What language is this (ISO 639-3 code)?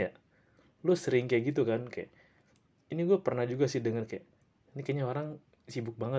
ind